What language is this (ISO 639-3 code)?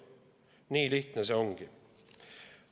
est